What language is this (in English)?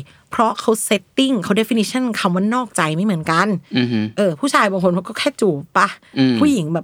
Thai